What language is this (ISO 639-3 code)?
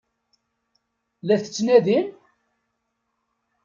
kab